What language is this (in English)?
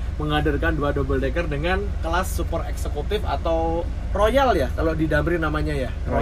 Indonesian